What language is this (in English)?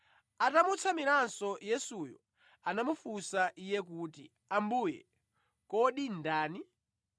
Nyanja